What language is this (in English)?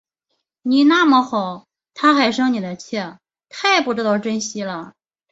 Chinese